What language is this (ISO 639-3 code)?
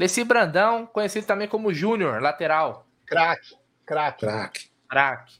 por